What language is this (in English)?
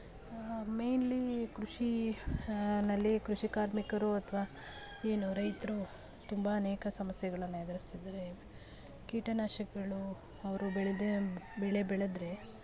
Kannada